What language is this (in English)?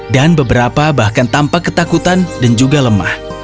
Indonesian